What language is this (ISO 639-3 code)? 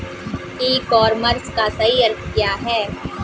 hin